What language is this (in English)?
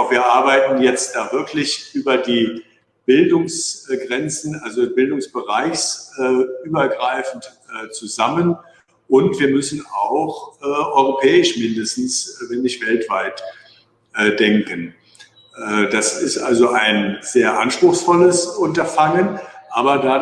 German